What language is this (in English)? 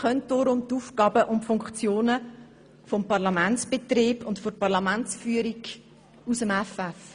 Swiss German